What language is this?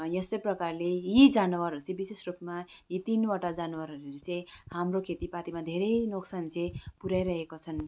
Nepali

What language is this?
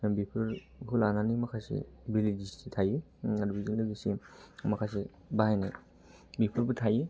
Bodo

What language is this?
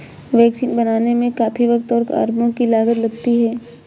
Hindi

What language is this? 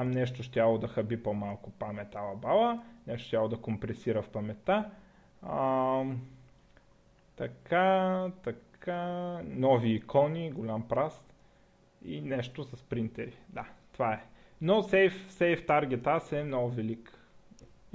Bulgarian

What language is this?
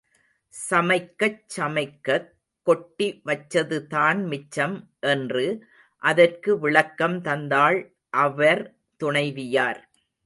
Tamil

